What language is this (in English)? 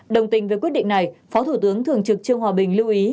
Vietnamese